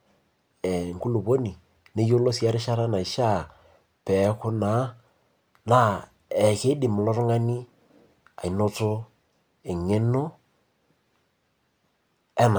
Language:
Masai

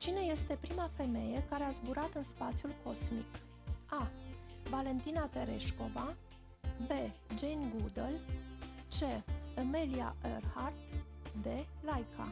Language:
Romanian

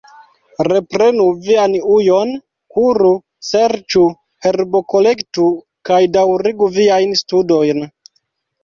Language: Esperanto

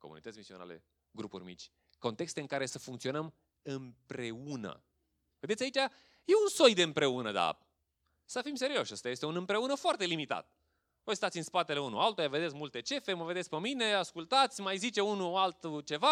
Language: Romanian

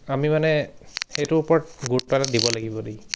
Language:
Assamese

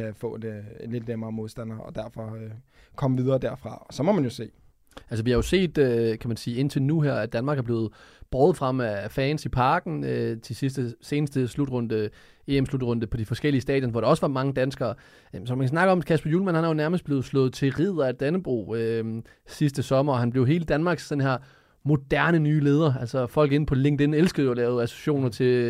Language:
Danish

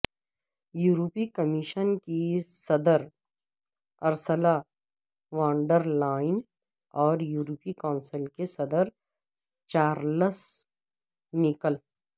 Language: Urdu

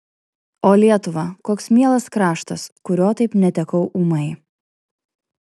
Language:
Lithuanian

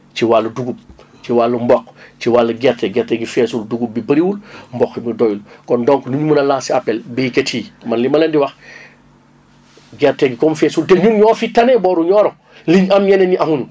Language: Wolof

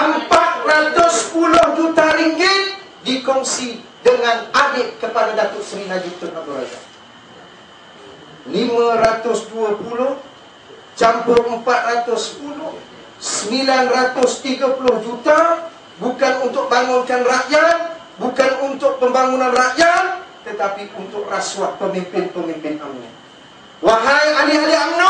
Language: Malay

